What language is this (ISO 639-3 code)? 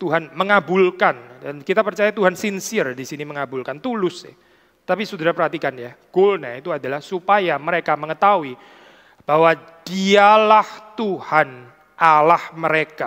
ind